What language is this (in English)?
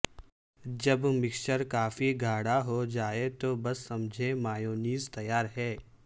Urdu